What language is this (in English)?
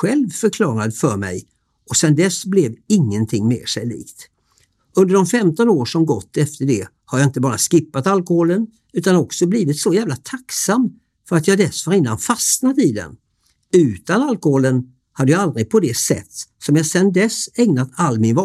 Swedish